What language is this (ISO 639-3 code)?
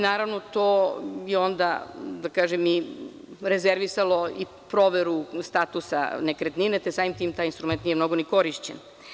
srp